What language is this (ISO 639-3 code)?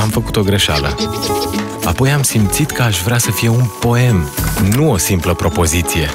ron